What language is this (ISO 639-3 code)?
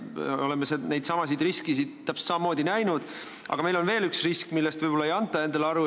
est